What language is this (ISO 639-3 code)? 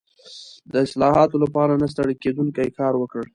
pus